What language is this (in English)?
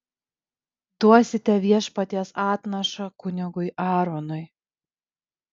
Lithuanian